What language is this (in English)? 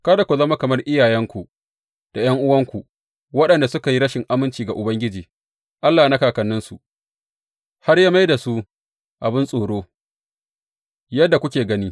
Hausa